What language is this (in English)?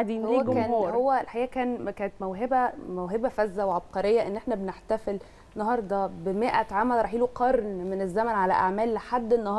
Arabic